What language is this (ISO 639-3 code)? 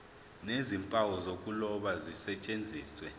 zul